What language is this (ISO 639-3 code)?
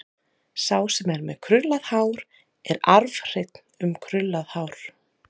isl